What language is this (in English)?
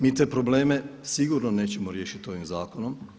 Croatian